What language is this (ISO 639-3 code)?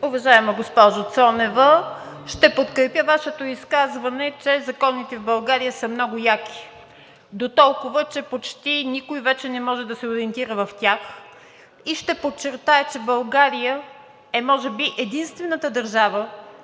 bul